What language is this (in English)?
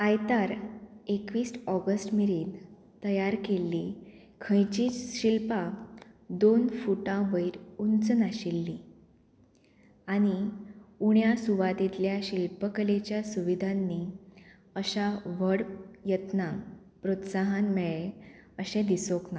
Konkani